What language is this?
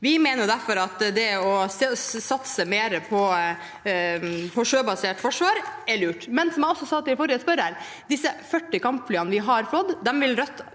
Norwegian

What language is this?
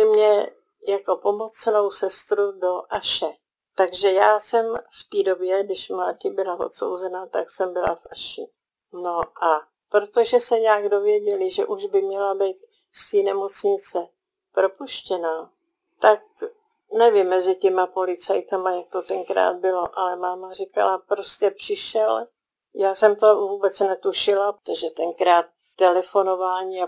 Czech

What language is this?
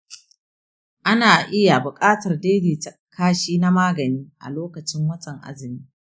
Hausa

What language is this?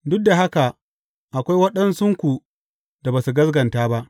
Hausa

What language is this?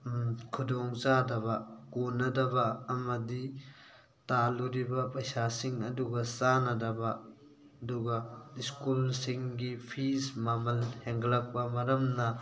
Manipuri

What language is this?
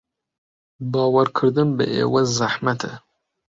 Central Kurdish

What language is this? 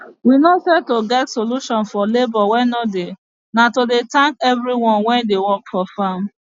Nigerian Pidgin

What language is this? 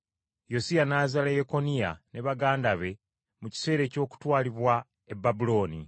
Ganda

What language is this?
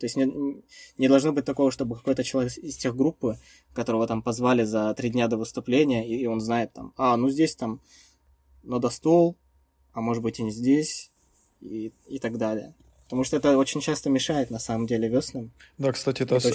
Russian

